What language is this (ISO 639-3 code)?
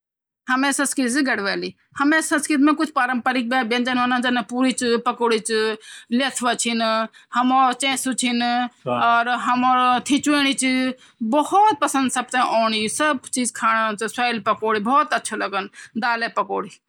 gbm